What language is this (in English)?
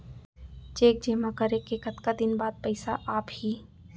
Chhattisgarhi